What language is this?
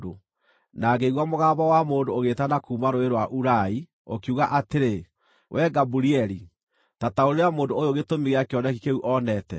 Kikuyu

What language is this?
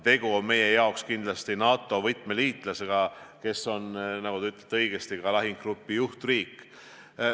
Estonian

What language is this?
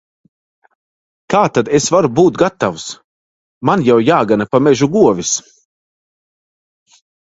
Latvian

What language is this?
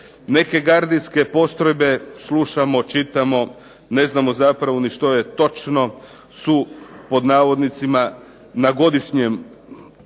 Croatian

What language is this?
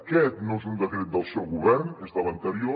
Catalan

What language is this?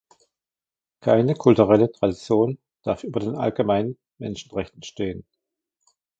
German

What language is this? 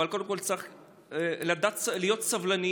Hebrew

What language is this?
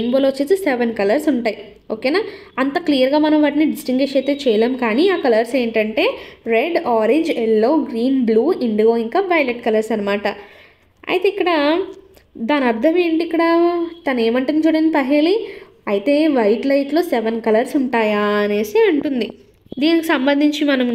Telugu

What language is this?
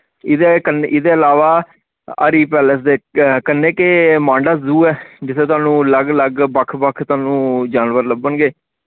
Dogri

